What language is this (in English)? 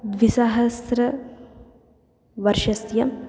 Sanskrit